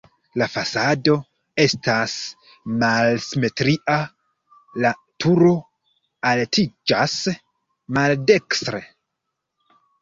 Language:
Esperanto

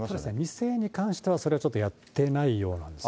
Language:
Japanese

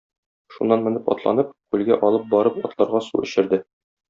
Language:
Tatar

